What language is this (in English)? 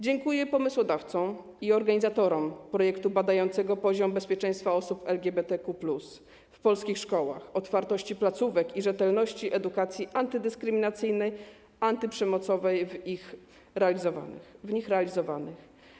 Polish